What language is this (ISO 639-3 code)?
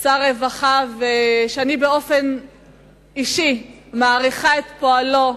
heb